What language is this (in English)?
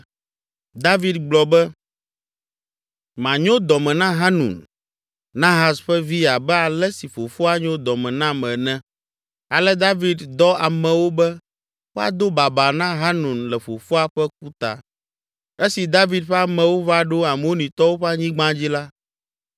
Ewe